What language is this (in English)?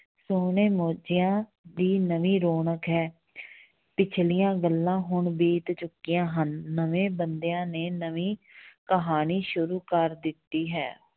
Punjabi